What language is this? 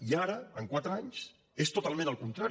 Catalan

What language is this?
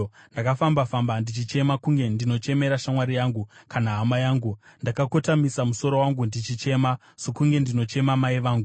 Shona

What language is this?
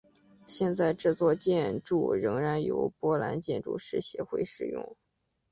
Chinese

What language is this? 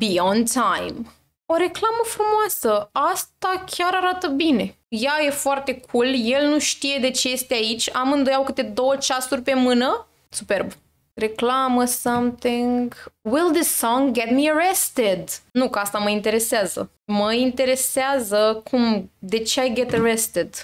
Romanian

